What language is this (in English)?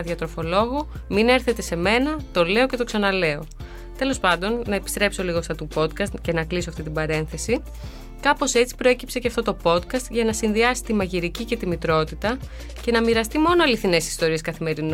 Greek